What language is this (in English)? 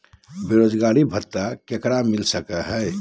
Magahi